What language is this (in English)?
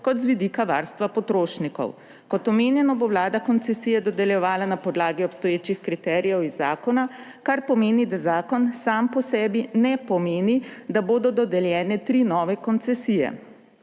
Slovenian